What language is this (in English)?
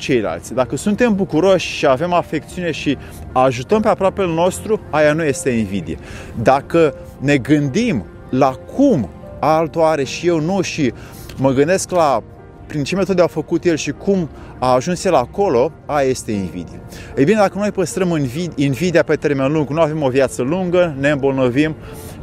Romanian